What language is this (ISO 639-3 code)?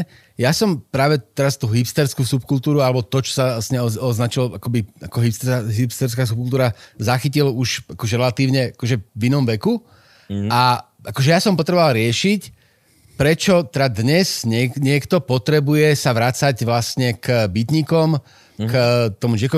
slk